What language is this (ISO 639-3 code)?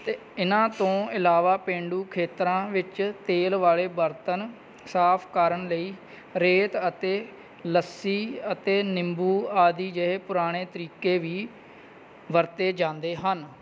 pan